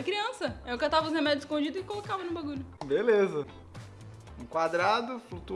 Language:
Portuguese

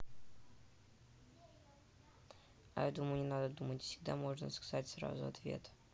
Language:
Russian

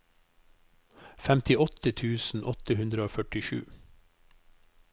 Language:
Norwegian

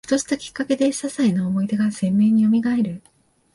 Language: Japanese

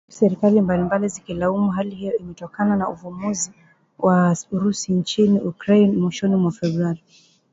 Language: Swahili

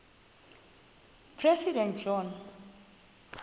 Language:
Xhosa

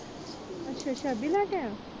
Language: Punjabi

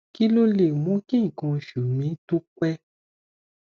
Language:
Yoruba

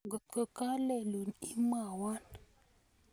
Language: Kalenjin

